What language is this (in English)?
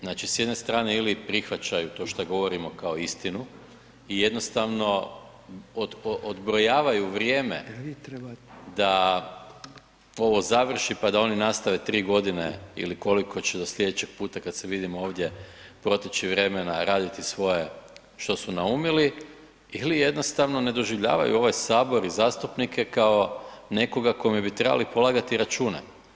Croatian